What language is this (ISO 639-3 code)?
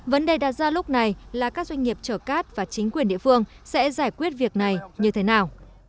vie